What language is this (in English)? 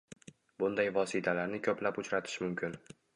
Uzbek